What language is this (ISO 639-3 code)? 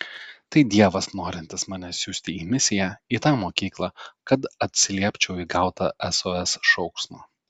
lit